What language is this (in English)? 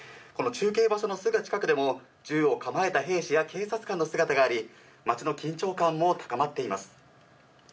Japanese